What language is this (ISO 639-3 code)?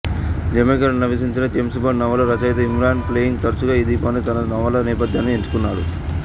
tel